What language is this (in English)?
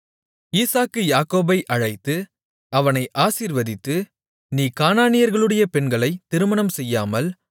Tamil